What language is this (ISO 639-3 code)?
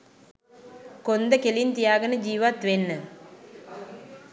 sin